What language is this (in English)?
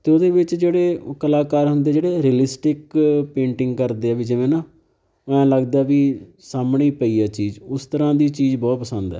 Punjabi